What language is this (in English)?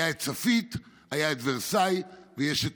Hebrew